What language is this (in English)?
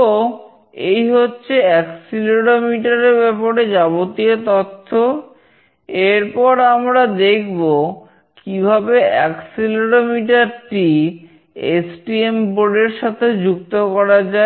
Bangla